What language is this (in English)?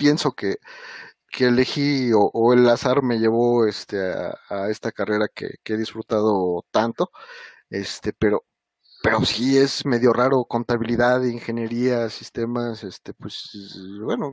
Spanish